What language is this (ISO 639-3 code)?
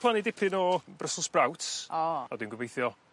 cym